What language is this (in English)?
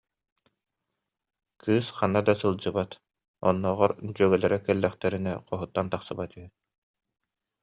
Yakut